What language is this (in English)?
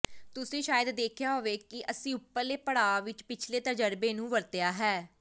Punjabi